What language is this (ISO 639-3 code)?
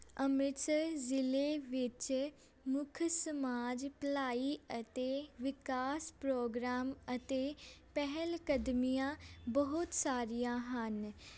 pan